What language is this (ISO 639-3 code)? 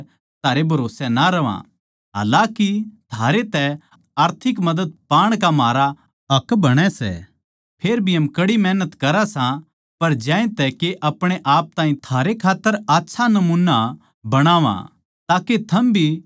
bgc